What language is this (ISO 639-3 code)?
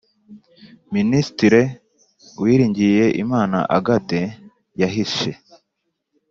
kin